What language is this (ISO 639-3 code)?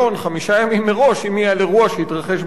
heb